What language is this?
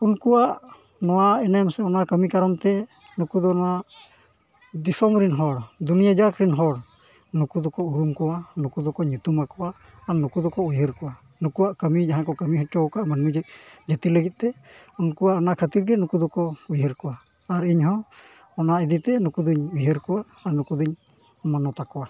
Santali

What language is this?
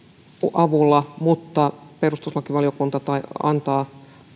Finnish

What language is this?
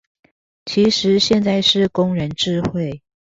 Chinese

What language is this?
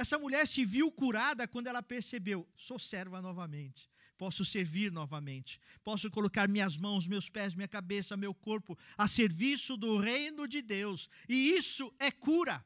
Portuguese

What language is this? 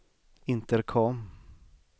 Swedish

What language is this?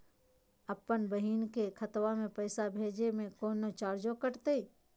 Magahi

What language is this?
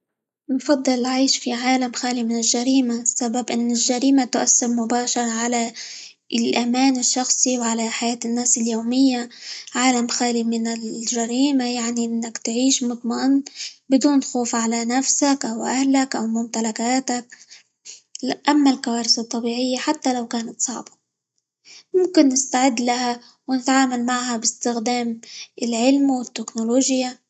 Libyan Arabic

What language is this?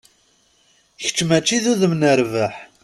Kabyle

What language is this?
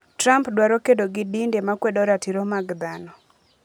Luo (Kenya and Tanzania)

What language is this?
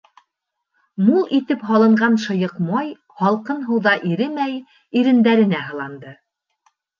Bashkir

